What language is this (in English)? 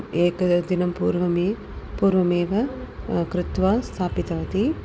Sanskrit